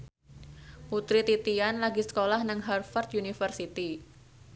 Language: Javanese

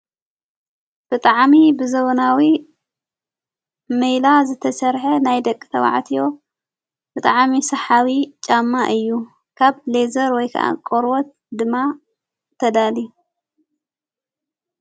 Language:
Tigrinya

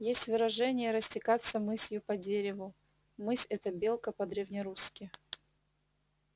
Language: Russian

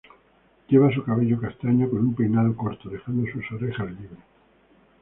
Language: Spanish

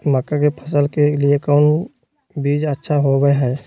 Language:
Magahi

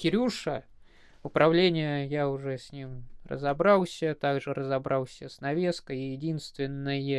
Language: Russian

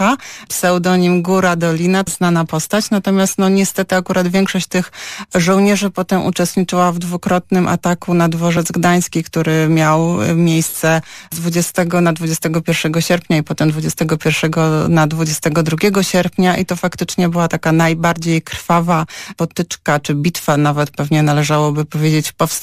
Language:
Polish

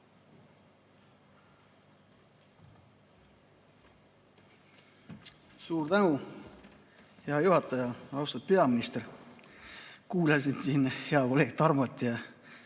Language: Estonian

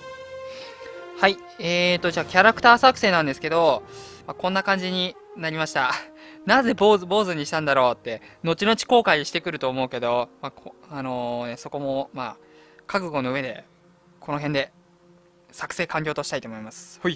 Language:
Japanese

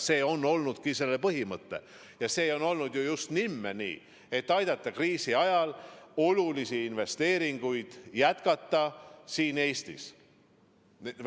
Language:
Estonian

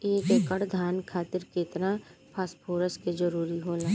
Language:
Bhojpuri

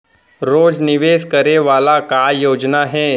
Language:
Chhattisgarhi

